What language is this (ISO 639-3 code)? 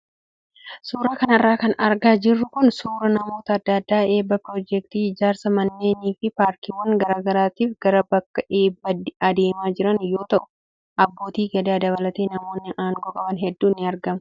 orm